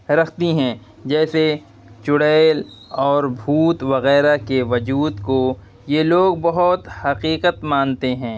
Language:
Urdu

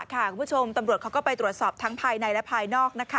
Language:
Thai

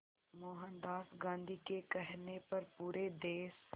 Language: Hindi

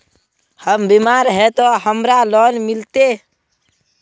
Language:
Magahi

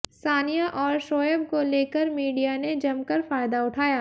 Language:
Hindi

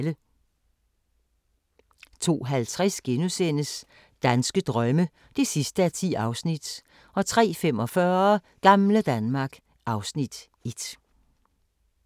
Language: Danish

